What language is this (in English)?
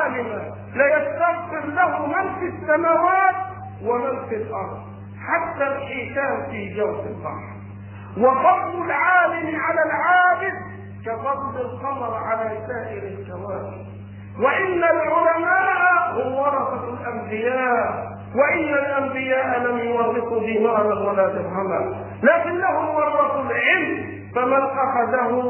Arabic